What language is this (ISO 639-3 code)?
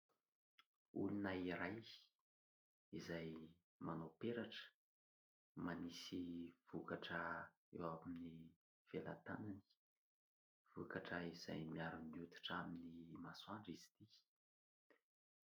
mlg